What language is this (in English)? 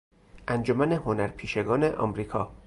Persian